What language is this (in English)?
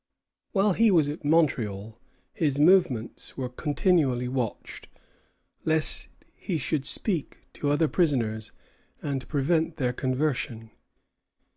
English